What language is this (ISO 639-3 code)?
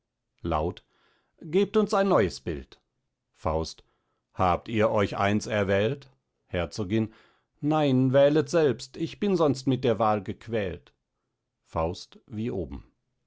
deu